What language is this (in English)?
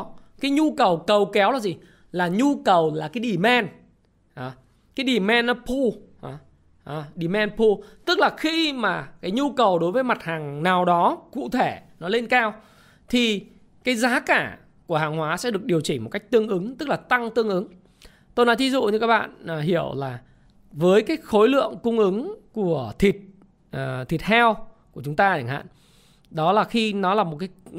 Vietnamese